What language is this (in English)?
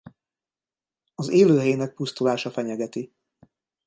Hungarian